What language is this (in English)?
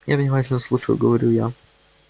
Russian